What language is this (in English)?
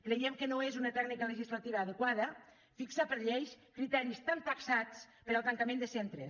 Catalan